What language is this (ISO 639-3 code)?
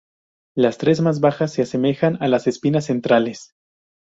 spa